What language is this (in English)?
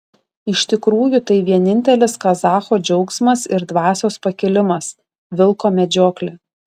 Lithuanian